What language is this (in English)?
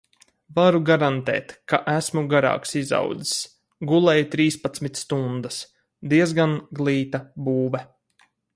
Latvian